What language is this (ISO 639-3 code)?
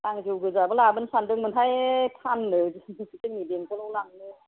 brx